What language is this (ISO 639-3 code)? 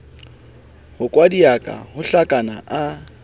sot